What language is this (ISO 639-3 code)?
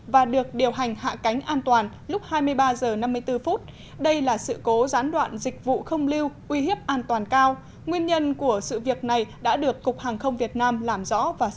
vie